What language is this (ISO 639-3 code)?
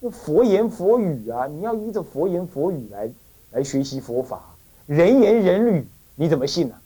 zho